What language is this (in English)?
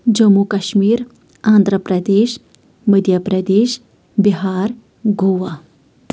Kashmiri